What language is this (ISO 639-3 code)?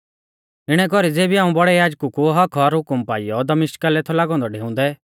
bfz